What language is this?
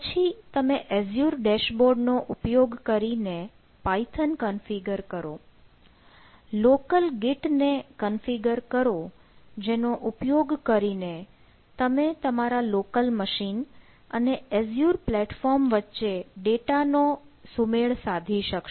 Gujarati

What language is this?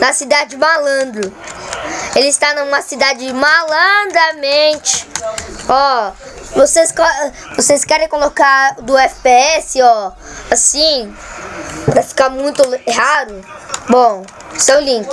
Portuguese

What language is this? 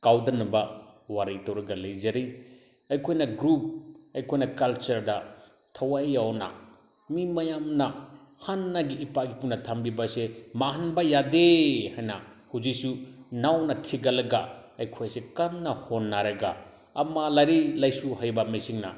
Manipuri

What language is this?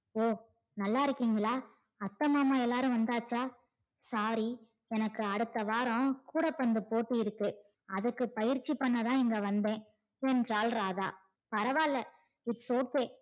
Tamil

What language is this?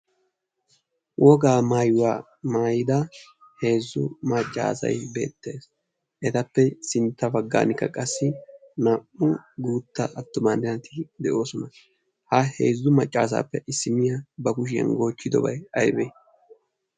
Wolaytta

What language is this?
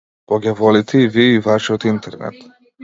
Macedonian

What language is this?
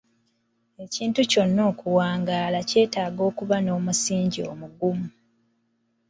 Ganda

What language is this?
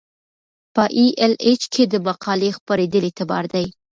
Pashto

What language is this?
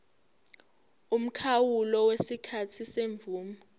Zulu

